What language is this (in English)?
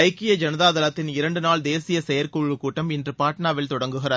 Tamil